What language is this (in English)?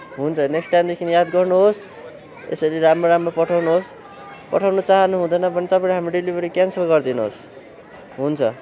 Nepali